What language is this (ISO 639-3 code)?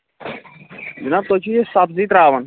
kas